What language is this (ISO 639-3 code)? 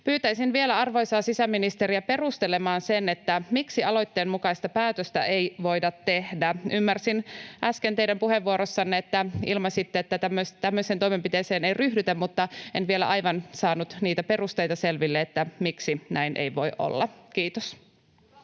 fin